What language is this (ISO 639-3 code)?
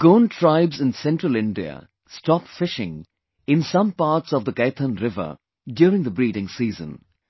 eng